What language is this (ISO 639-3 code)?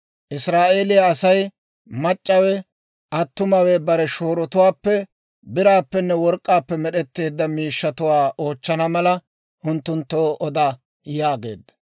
dwr